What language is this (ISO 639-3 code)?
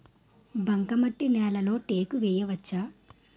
tel